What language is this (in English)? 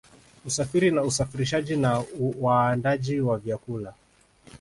Swahili